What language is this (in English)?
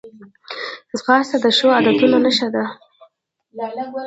Pashto